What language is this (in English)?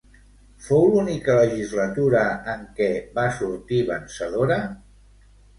Catalan